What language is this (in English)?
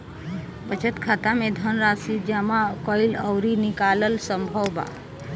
Bhojpuri